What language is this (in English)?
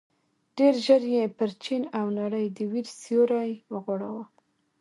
Pashto